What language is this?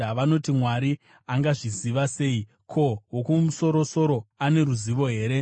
Shona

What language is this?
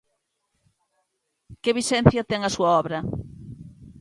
Galician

